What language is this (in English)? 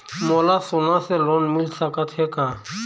Chhattisgarhi